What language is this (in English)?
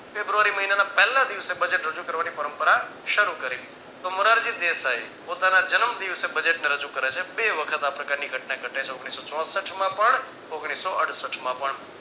Gujarati